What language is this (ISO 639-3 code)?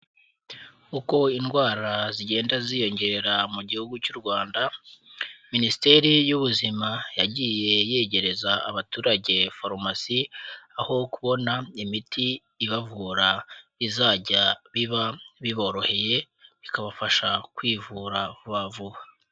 kin